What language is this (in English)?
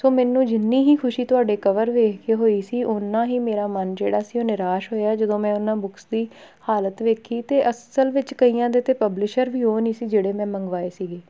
Punjabi